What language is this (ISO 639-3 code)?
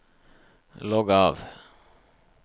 nor